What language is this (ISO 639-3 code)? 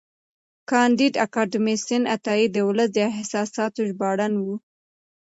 pus